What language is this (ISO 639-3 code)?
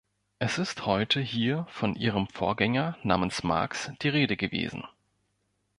deu